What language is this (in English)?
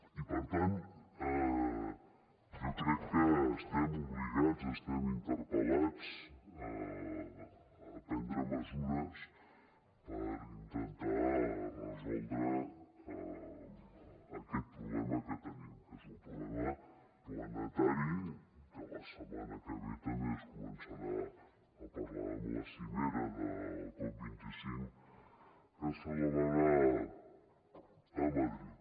Catalan